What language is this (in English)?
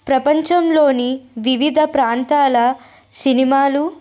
Telugu